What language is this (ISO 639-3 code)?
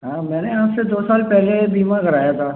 hin